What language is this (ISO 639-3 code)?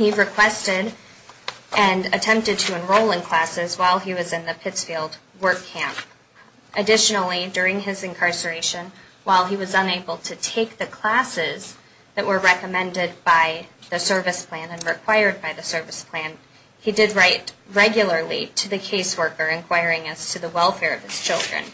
eng